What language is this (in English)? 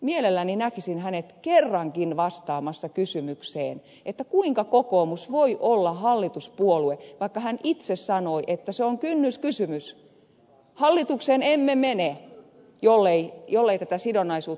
Finnish